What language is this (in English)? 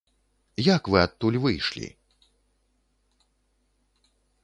Belarusian